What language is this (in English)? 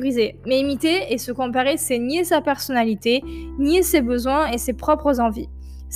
French